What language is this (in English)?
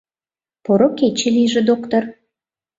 Mari